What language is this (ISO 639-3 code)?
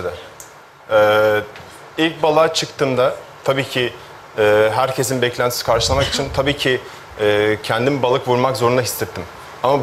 tur